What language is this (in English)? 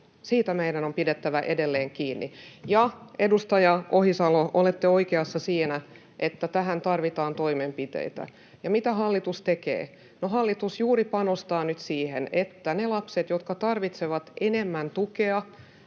Finnish